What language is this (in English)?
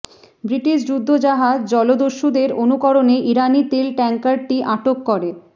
Bangla